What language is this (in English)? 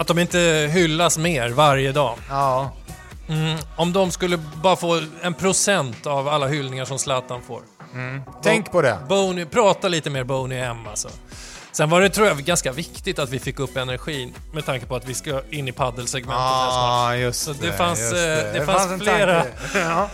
Swedish